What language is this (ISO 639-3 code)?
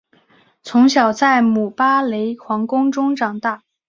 zho